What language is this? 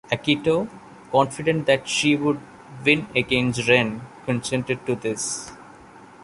English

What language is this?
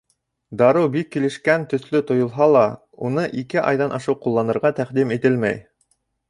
Bashkir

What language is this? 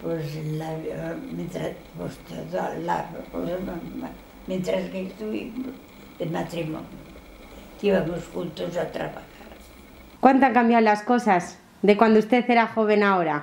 Spanish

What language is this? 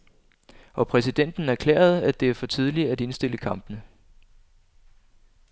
Danish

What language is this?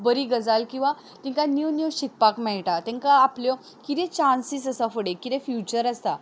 Konkani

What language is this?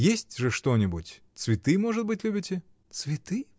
Russian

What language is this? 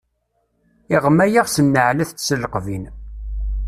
Kabyle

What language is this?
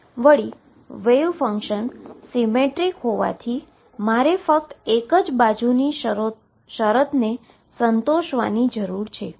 Gujarati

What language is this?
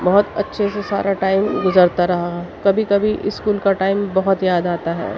Urdu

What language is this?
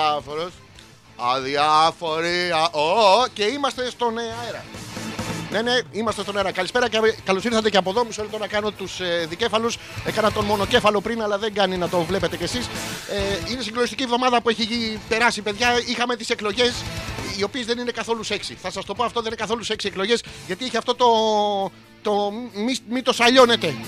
Greek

